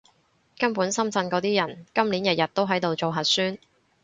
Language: Cantonese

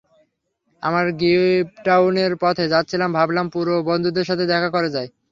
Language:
Bangla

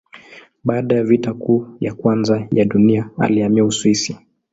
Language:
Swahili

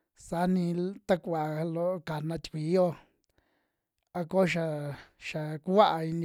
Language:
Western Juxtlahuaca Mixtec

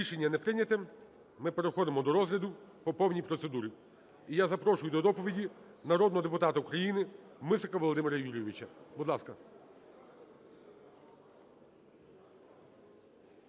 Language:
Ukrainian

